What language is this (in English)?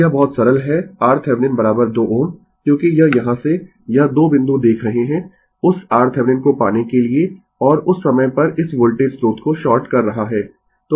Hindi